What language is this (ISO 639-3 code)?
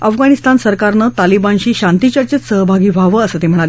mar